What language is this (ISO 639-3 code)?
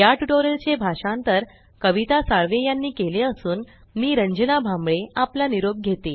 mar